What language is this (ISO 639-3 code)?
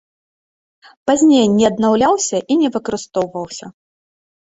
bel